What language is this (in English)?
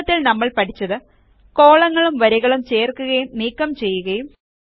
Malayalam